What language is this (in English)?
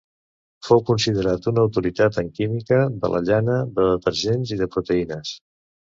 Catalan